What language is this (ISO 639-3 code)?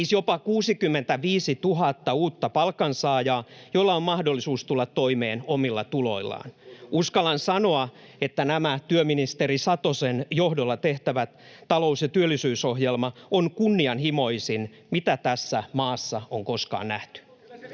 fin